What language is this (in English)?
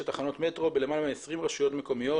Hebrew